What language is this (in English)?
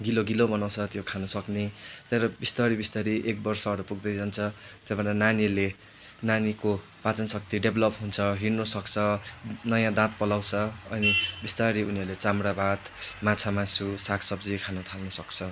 Nepali